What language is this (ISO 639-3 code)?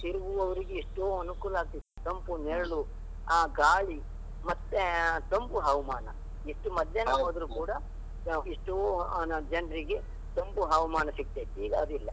kan